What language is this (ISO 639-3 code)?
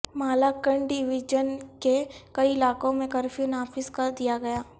urd